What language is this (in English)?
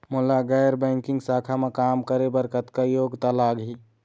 Chhattisgarhi